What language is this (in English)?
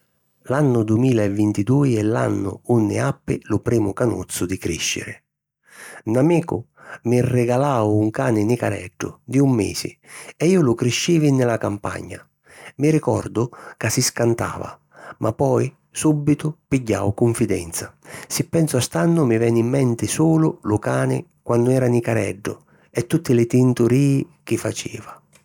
Sicilian